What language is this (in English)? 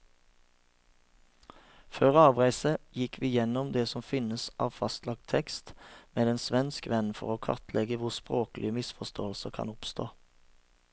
Norwegian